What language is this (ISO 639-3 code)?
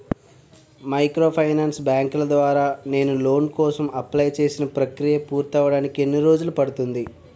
tel